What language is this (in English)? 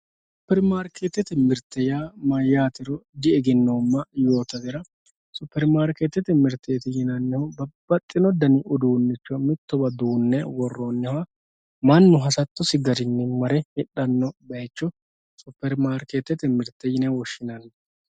Sidamo